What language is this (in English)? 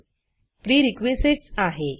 Marathi